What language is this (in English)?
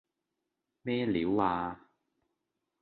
Cantonese